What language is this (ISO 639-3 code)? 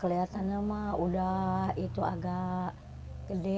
ind